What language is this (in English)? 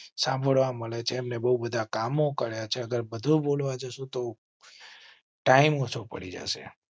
Gujarati